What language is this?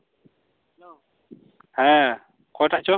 Santali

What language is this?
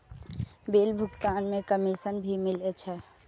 Maithili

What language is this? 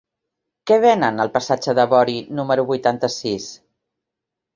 Catalan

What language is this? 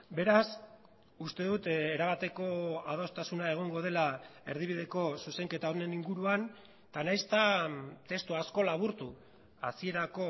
Basque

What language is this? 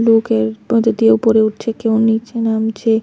Bangla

